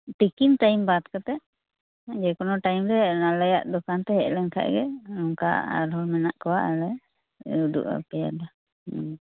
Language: Santali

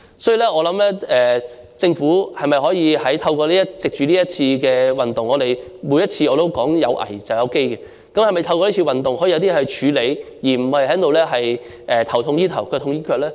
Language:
Cantonese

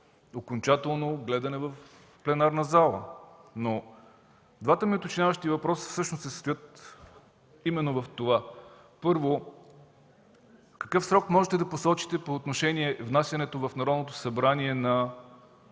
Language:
Bulgarian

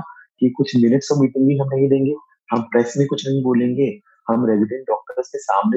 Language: Hindi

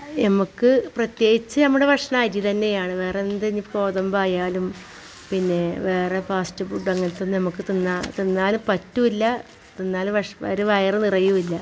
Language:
Malayalam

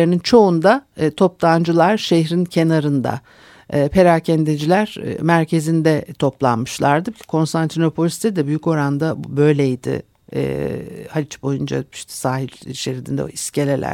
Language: Turkish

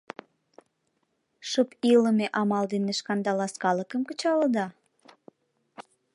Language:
Mari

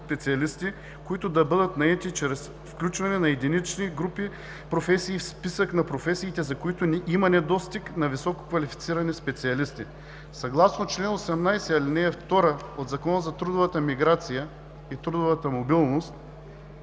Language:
Bulgarian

